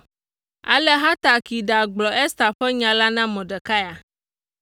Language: Ewe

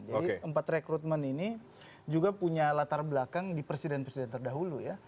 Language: Indonesian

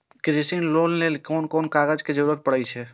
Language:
Maithili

